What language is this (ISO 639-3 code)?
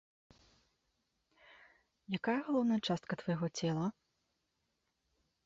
bel